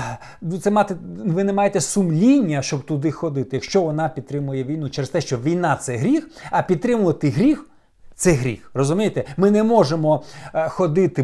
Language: Ukrainian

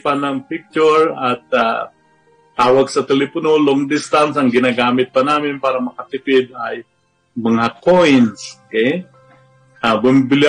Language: Filipino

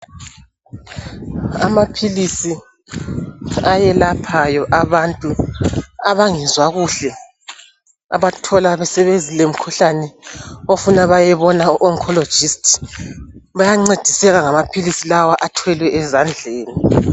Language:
North Ndebele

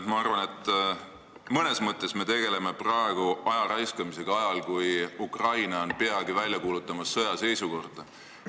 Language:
Estonian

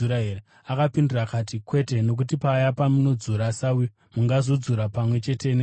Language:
Shona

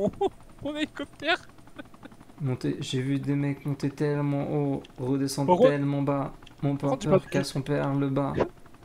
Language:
French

